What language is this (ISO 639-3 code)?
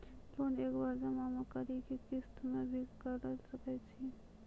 mai